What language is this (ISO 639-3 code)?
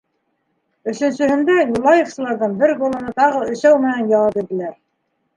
bak